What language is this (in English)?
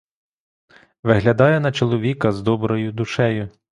Ukrainian